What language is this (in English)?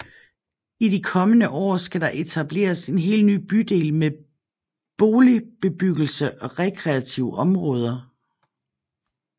Danish